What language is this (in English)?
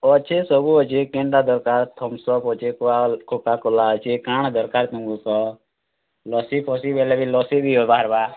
Odia